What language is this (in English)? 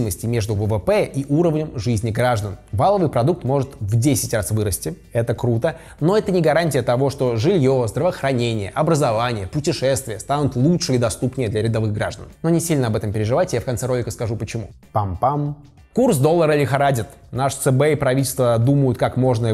Russian